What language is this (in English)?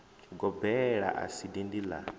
Venda